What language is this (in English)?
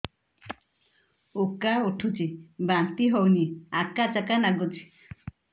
Odia